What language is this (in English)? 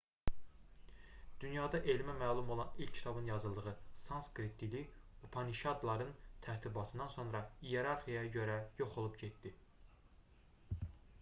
Azerbaijani